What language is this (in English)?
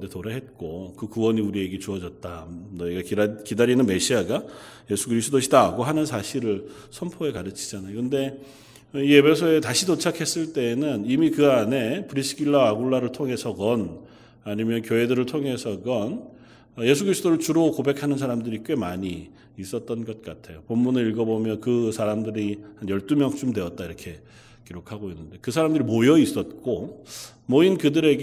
Korean